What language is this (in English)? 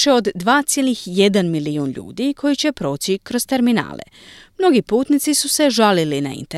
Croatian